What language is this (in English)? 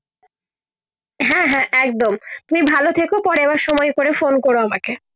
Bangla